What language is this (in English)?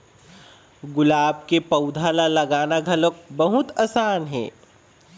Chhattisgarhi